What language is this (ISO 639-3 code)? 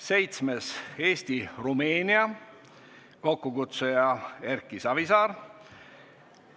est